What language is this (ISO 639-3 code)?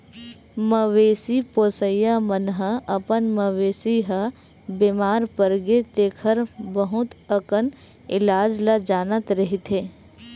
hne